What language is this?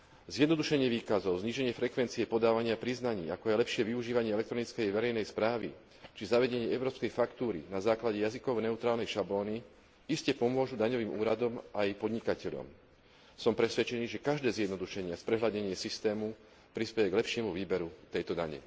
Slovak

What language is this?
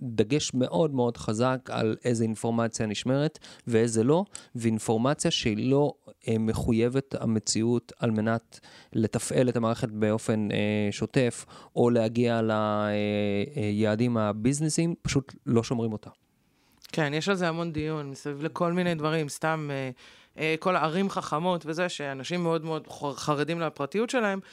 Hebrew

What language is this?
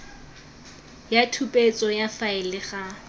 Tswana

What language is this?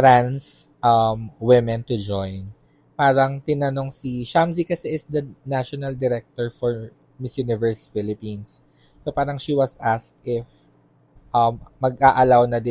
Filipino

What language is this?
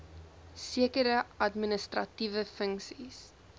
Afrikaans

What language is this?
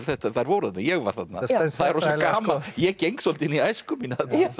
Icelandic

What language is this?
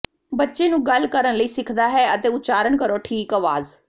Punjabi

